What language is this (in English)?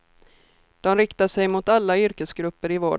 Swedish